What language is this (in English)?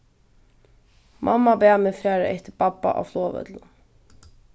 Faroese